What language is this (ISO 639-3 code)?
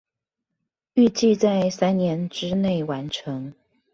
zho